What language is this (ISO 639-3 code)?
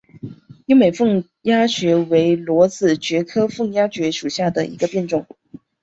zho